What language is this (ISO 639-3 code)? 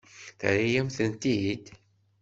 kab